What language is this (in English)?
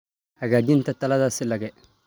Somali